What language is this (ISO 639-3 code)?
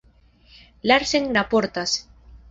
epo